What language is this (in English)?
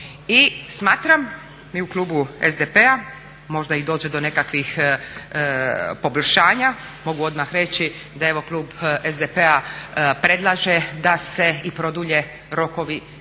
Croatian